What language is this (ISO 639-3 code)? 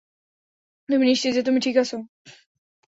ben